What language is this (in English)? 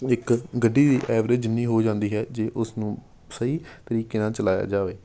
Punjabi